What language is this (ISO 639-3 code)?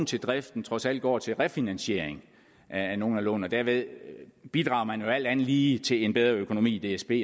dan